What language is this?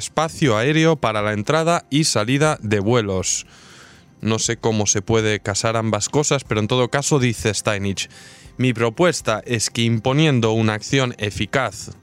Spanish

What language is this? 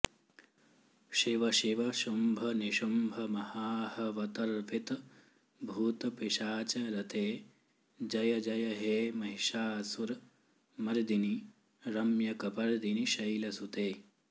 Sanskrit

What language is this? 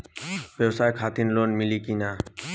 Bhojpuri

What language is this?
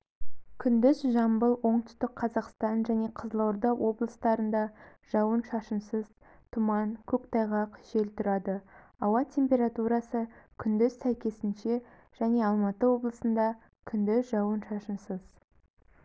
Kazakh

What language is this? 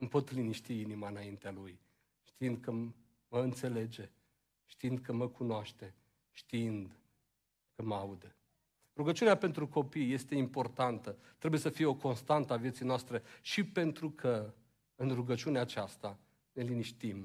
Romanian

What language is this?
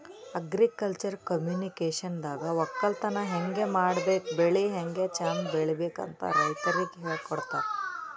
Kannada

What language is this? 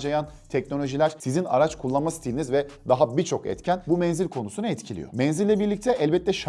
Turkish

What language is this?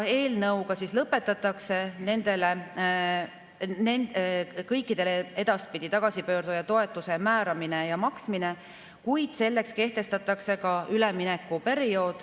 Estonian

